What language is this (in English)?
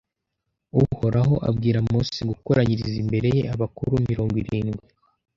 Kinyarwanda